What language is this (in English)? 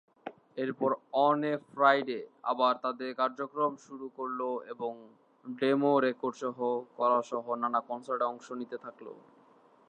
Bangla